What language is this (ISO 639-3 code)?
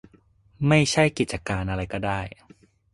tha